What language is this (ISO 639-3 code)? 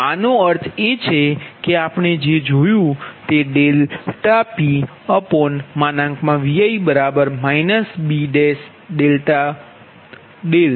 guj